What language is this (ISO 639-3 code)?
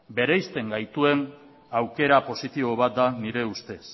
eus